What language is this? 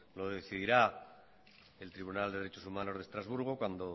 Spanish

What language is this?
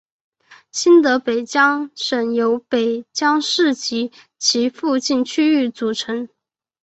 Chinese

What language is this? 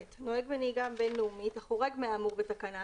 Hebrew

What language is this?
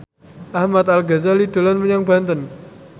Javanese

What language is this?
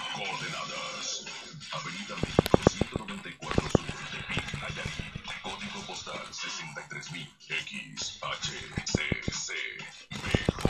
Spanish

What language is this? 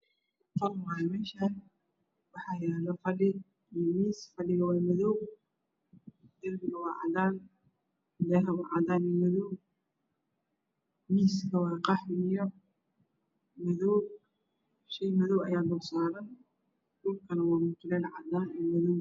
Somali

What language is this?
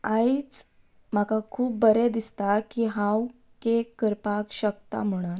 Konkani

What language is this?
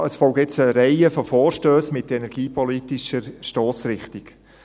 Swiss German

